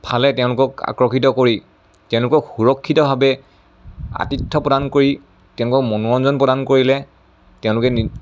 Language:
Assamese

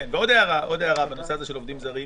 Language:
Hebrew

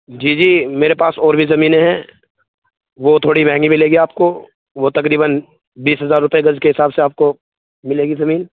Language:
Urdu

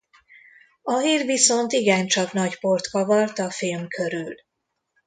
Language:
Hungarian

